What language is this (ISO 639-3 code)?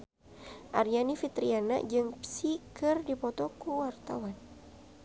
sun